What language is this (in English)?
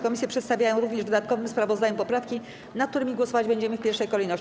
Polish